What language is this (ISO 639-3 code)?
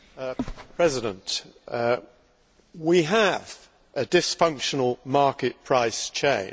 eng